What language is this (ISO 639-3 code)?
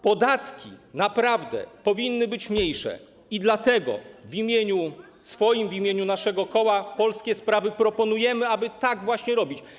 pol